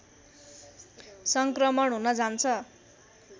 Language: Nepali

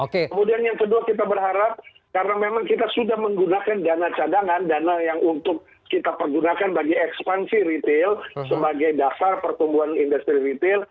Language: Indonesian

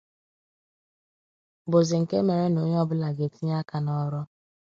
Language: Igbo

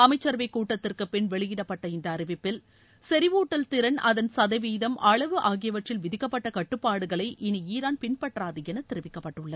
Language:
Tamil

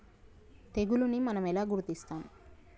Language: Telugu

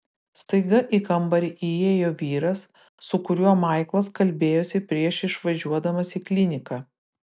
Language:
Lithuanian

